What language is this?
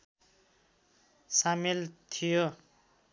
Nepali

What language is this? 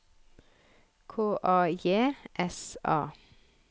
Norwegian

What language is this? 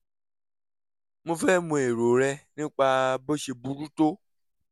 Yoruba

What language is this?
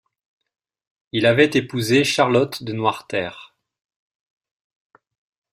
French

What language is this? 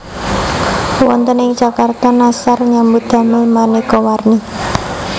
Javanese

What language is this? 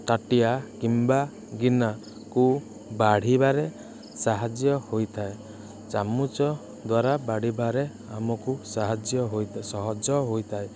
Odia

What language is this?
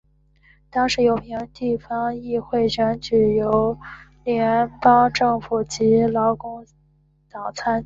Chinese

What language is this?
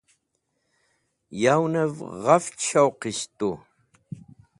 Wakhi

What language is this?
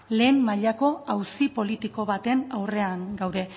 Basque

